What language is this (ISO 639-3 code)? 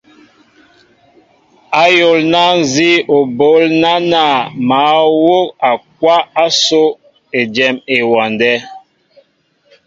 mbo